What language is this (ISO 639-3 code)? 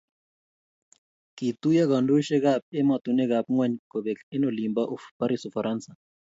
kln